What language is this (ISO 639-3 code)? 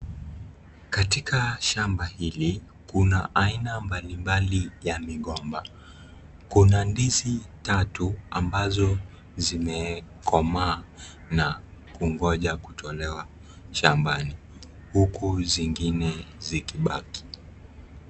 swa